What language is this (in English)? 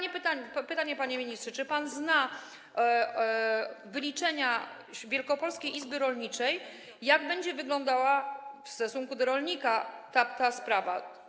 Polish